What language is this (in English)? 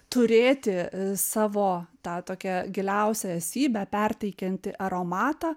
Lithuanian